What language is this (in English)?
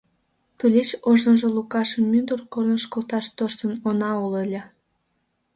Mari